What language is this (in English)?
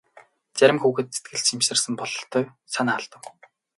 Mongolian